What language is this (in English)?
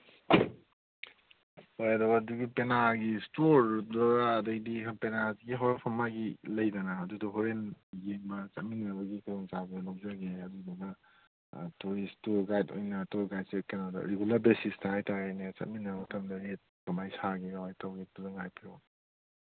Manipuri